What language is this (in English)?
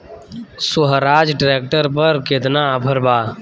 Bhojpuri